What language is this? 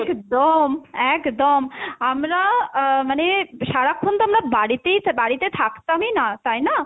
Bangla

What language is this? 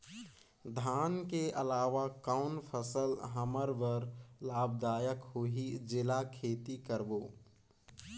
Chhattisgarhi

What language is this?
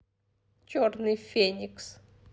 Russian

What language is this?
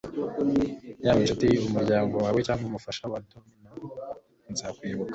Kinyarwanda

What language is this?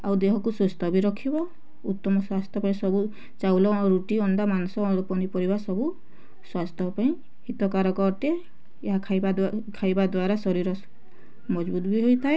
Odia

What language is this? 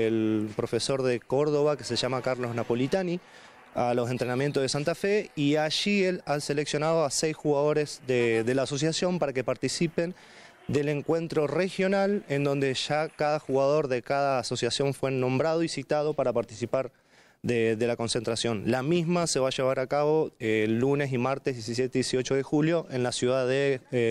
Spanish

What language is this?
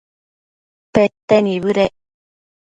Matsés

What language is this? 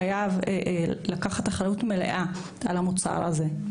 Hebrew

